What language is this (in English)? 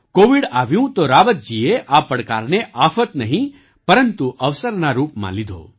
Gujarati